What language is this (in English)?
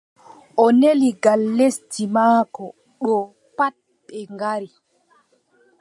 Adamawa Fulfulde